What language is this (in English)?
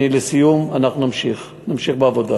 Hebrew